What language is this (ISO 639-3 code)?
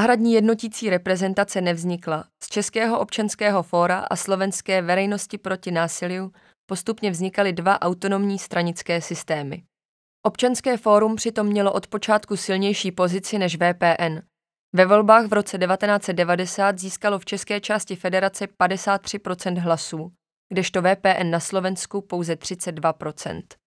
ces